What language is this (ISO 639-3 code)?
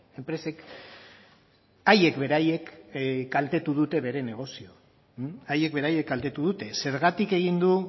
eus